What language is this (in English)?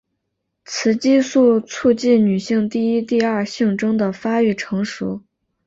Chinese